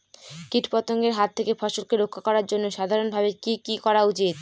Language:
Bangla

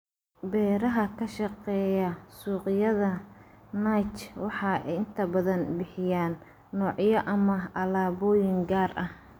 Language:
Somali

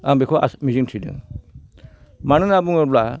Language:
Bodo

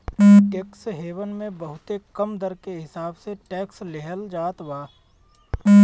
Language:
Bhojpuri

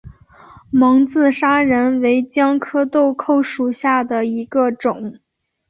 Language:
Chinese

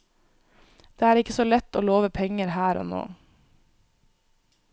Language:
Norwegian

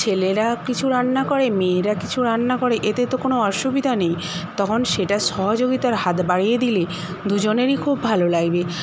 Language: Bangla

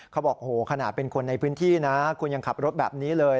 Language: Thai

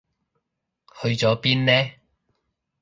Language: Cantonese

